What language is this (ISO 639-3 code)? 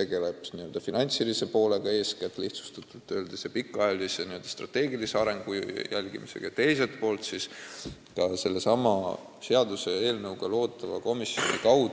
est